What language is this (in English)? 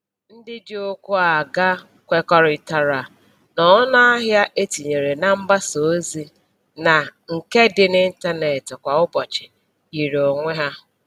Igbo